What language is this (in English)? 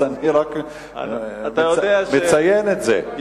Hebrew